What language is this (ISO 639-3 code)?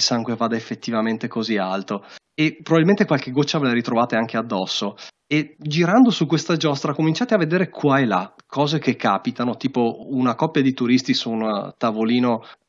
ita